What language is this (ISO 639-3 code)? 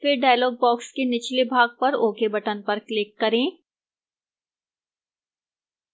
hin